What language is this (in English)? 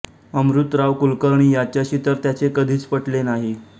Marathi